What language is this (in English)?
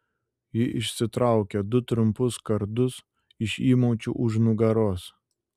Lithuanian